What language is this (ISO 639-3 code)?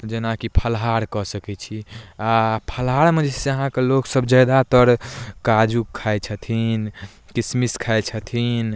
mai